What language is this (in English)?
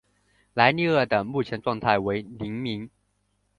Chinese